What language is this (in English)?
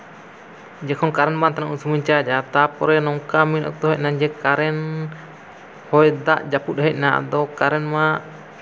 Santali